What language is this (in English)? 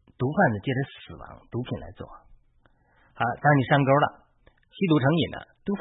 Chinese